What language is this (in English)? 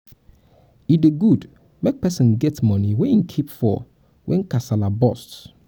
Nigerian Pidgin